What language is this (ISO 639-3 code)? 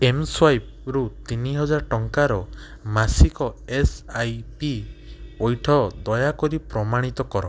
ori